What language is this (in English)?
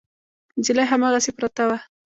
Pashto